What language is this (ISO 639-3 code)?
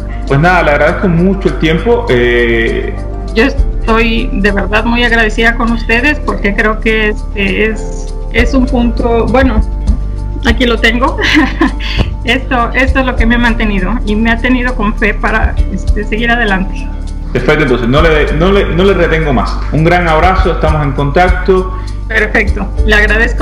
spa